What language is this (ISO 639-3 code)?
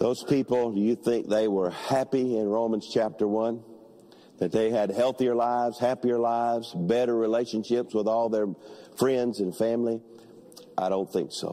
eng